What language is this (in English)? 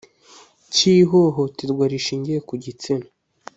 Kinyarwanda